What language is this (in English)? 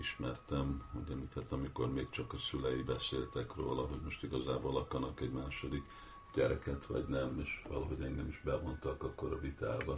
Hungarian